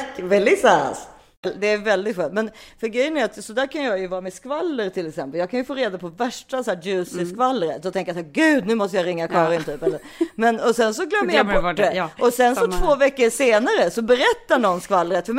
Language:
Swedish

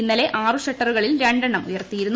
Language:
Malayalam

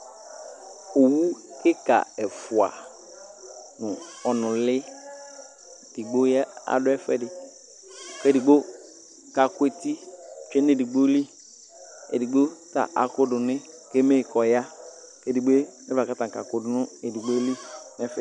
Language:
Ikposo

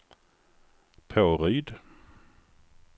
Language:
Swedish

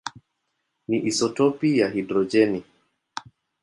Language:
Swahili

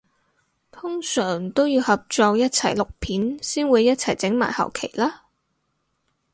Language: Cantonese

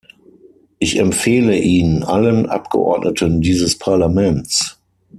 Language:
German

